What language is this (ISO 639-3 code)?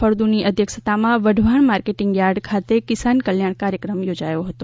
guj